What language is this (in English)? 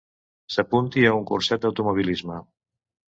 Catalan